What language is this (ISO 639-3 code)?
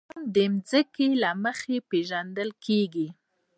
pus